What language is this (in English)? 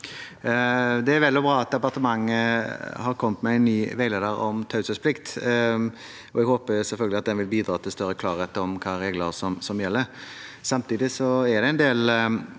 Norwegian